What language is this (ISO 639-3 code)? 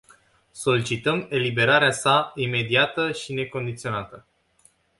ron